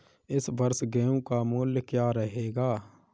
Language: Hindi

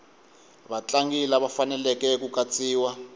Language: Tsonga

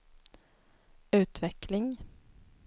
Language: Swedish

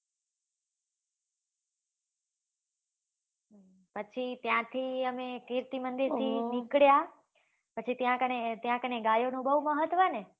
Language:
Gujarati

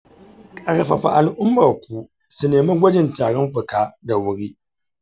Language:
Hausa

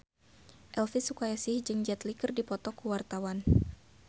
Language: Sundanese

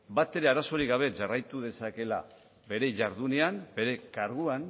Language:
Basque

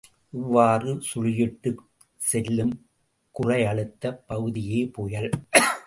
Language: Tamil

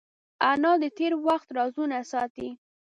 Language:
Pashto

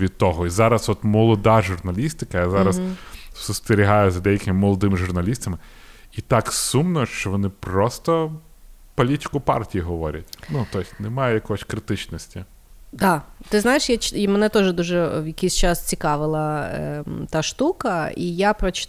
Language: Ukrainian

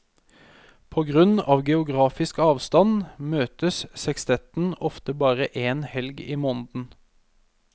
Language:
Norwegian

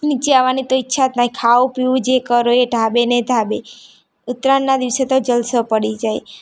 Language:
Gujarati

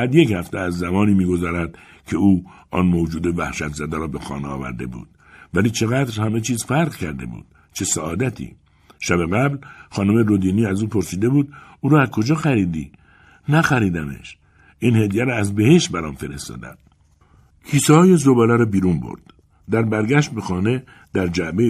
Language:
Persian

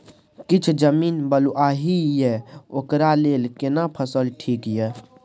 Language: Maithili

